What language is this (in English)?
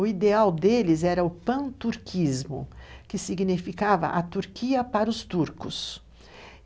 Portuguese